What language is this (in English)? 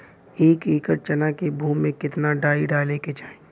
Bhojpuri